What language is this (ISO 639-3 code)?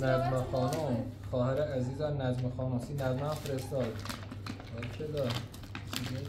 fas